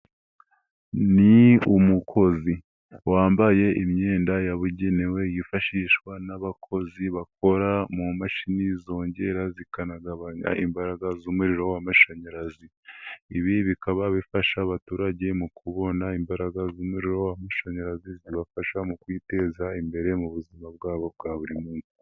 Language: Kinyarwanda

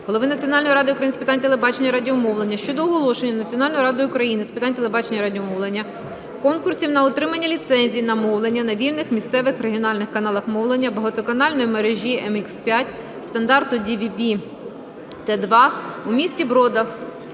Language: Ukrainian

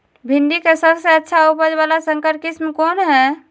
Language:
Magahi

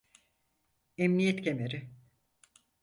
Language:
Turkish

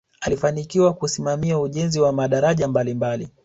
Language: Swahili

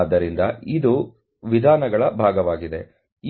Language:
Kannada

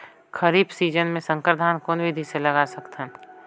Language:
Chhattisgarhi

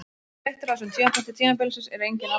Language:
Icelandic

